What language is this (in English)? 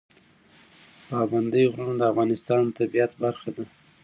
Pashto